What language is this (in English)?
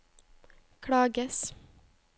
Norwegian